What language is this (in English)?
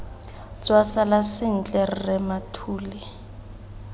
Tswana